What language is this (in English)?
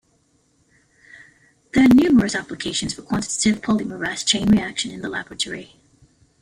English